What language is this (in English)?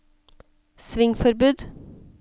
Norwegian